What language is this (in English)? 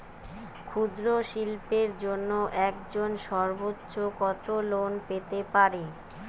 Bangla